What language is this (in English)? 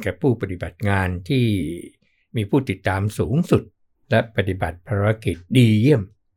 Thai